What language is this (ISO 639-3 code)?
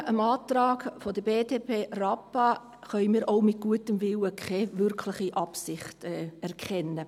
gsw